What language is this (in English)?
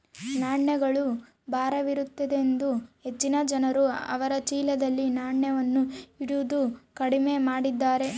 Kannada